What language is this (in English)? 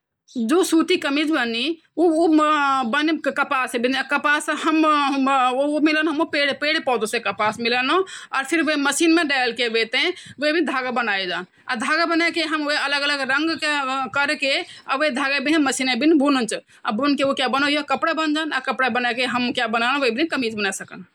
Garhwali